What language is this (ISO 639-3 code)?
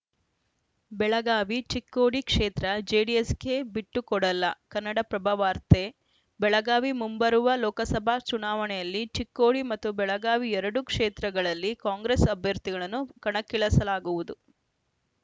kan